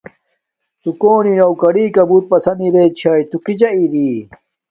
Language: Domaaki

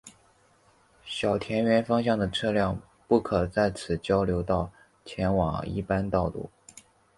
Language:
Chinese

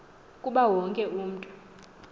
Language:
Xhosa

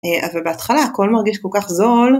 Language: Hebrew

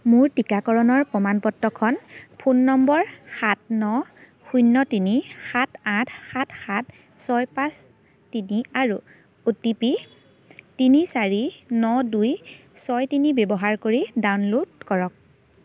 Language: Assamese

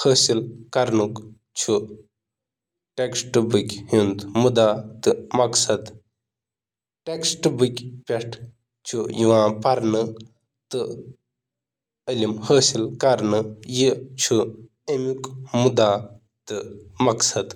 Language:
Kashmiri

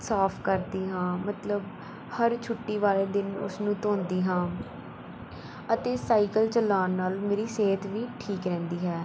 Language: Punjabi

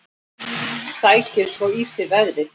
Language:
Icelandic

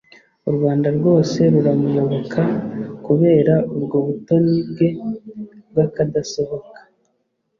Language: Kinyarwanda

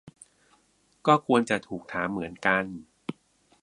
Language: Thai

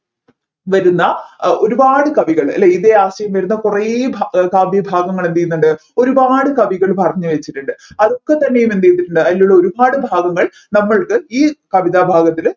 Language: Malayalam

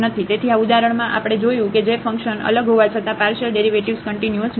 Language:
Gujarati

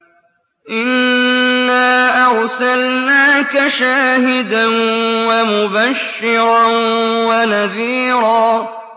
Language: Arabic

